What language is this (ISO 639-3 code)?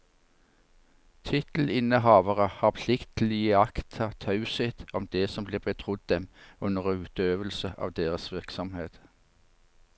nor